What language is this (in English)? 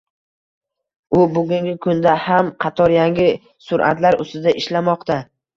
Uzbek